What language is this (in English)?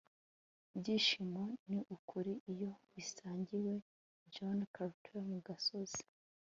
Kinyarwanda